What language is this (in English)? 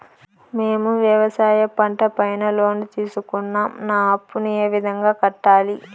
Telugu